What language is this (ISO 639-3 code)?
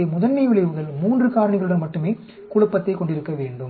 tam